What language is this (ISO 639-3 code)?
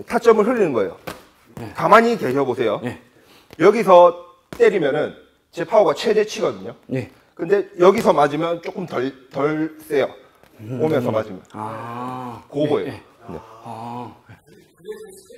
kor